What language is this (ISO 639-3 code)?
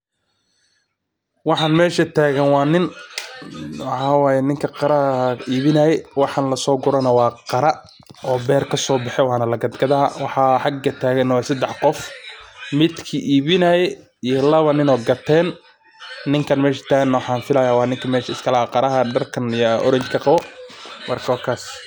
som